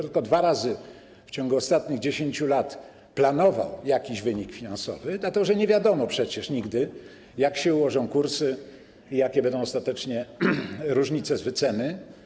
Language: Polish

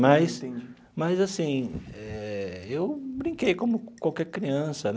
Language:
Portuguese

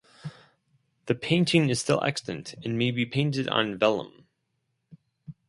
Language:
English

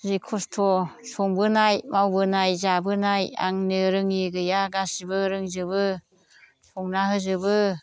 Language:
Bodo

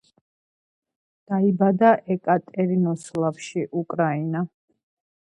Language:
Georgian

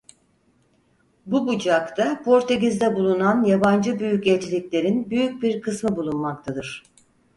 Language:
Turkish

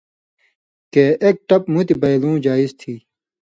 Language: Indus Kohistani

